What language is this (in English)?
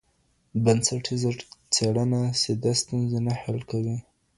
Pashto